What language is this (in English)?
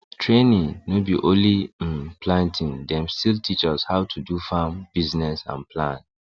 Nigerian Pidgin